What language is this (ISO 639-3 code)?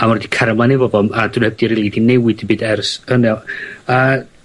cym